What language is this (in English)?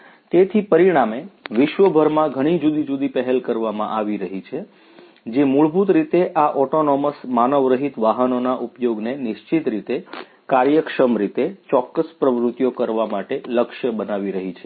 Gujarati